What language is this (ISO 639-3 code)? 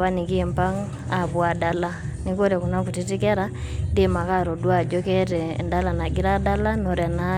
mas